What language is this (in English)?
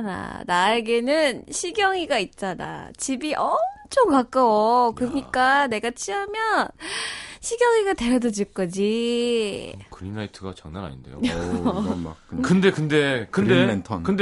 Korean